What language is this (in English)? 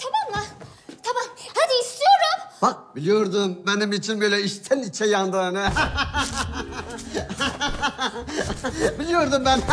Turkish